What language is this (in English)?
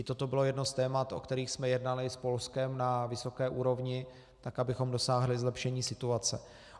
Czech